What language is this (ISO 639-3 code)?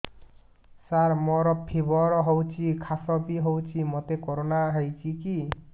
ori